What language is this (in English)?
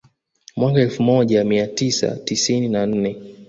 Swahili